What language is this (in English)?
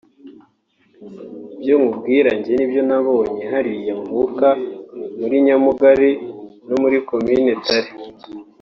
Kinyarwanda